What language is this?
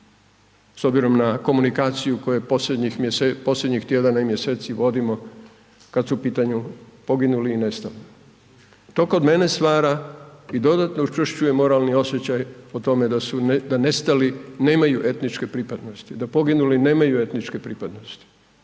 Croatian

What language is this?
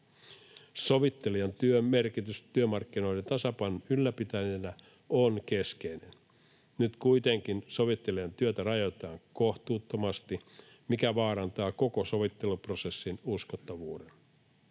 Finnish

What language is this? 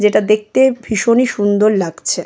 Bangla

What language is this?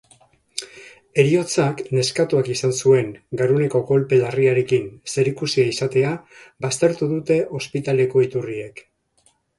Basque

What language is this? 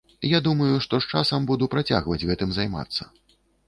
Belarusian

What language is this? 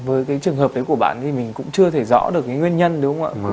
Vietnamese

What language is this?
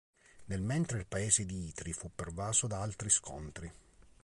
Italian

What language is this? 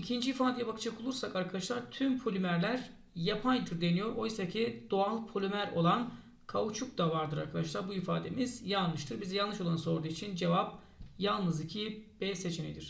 Turkish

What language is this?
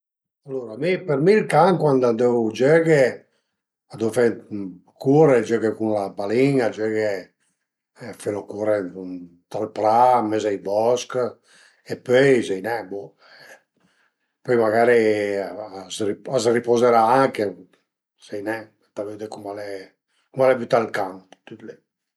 Piedmontese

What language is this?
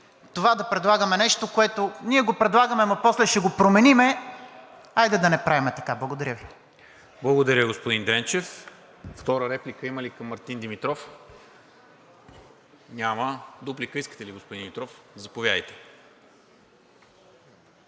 Bulgarian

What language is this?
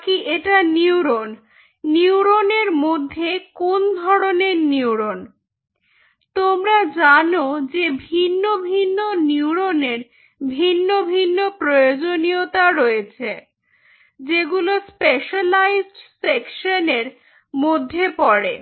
Bangla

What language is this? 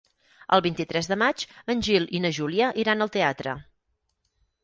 Catalan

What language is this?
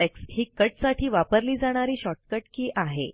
Marathi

